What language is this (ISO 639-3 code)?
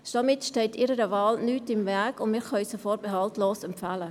gsw